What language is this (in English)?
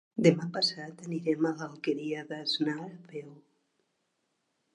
Catalan